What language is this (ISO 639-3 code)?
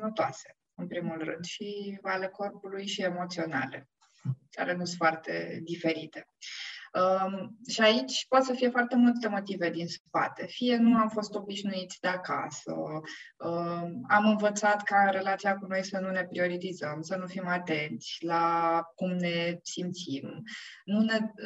ron